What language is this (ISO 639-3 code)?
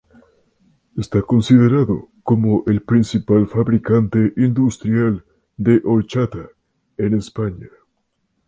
spa